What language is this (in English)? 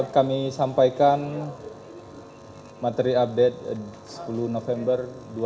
Indonesian